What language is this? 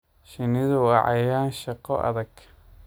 Somali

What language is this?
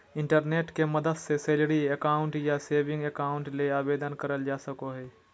Magahi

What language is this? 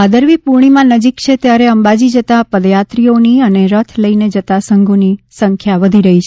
Gujarati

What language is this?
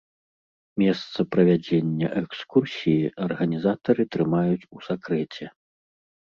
Belarusian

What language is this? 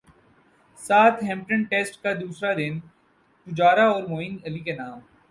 Urdu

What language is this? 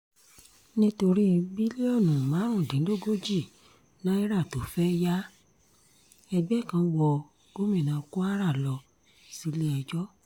Yoruba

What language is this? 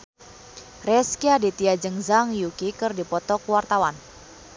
Sundanese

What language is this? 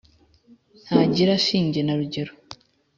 Kinyarwanda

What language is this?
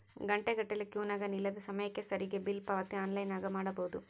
Kannada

